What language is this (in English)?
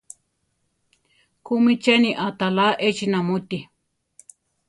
Central Tarahumara